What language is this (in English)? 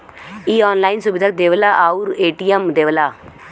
Bhojpuri